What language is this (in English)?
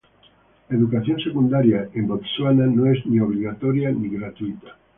Spanish